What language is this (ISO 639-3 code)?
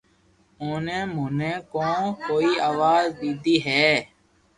lrk